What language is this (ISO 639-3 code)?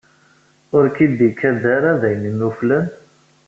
kab